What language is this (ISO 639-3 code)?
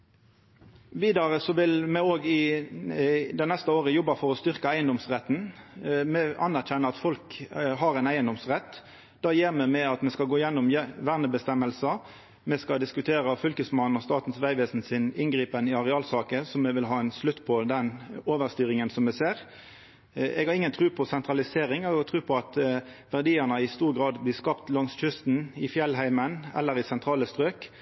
nno